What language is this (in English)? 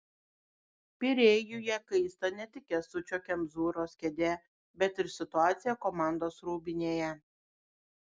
Lithuanian